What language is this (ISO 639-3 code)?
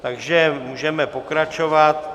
ces